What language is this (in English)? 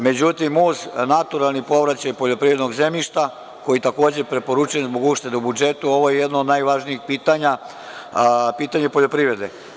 Serbian